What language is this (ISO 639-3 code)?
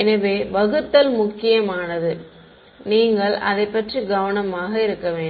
tam